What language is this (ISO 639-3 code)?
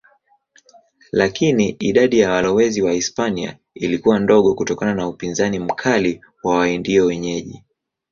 swa